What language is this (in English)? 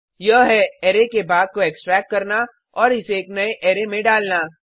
Hindi